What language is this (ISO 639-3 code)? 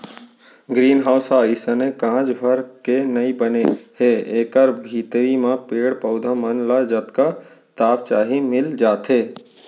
hne